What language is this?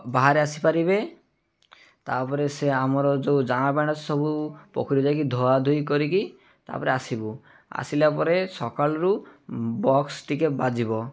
Odia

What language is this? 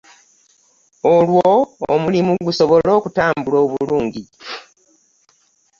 Ganda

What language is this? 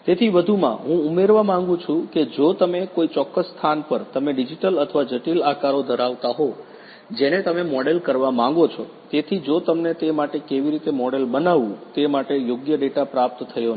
Gujarati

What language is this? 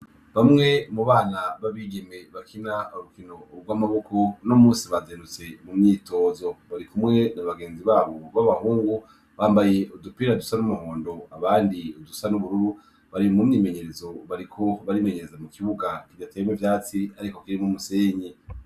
Rundi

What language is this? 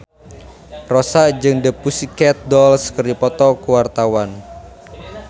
Sundanese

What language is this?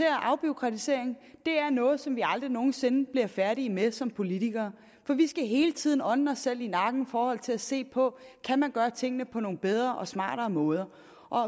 Danish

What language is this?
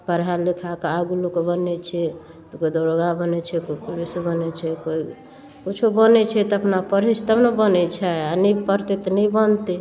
Maithili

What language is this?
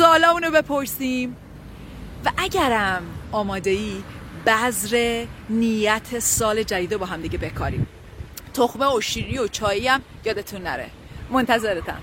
Persian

